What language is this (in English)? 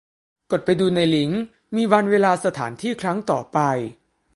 Thai